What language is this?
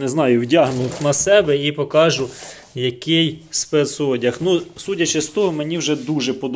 Ukrainian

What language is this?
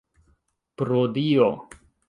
Esperanto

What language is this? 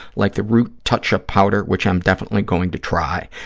English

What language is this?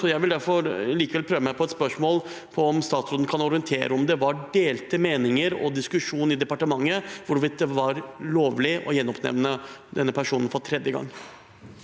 Norwegian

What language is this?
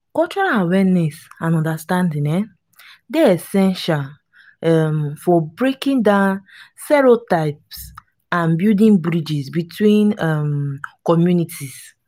Nigerian Pidgin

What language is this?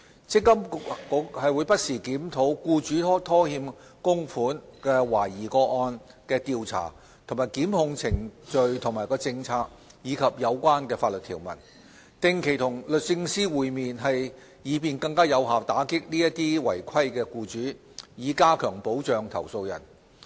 Cantonese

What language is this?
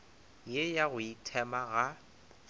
Northern Sotho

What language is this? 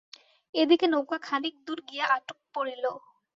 Bangla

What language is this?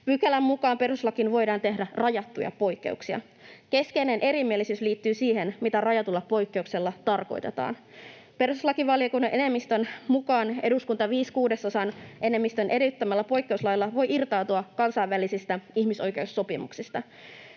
Finnish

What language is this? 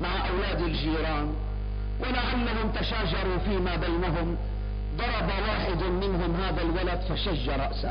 Arabic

